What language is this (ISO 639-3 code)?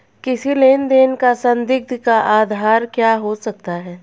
hin